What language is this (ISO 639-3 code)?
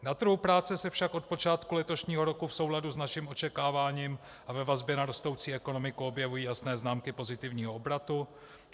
ces